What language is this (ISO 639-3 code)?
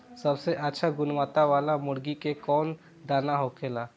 bho